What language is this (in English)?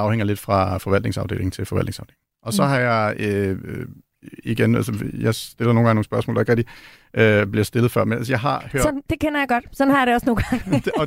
Danish